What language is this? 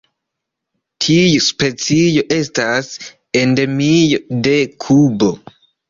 Esperanto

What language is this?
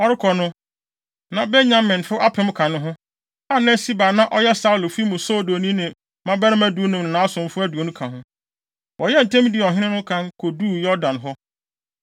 Akan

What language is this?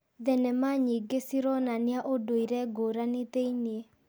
Kikuyu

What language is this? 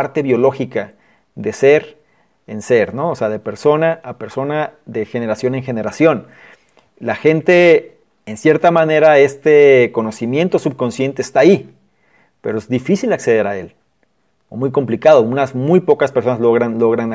Spanish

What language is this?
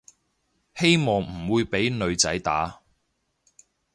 Cantonese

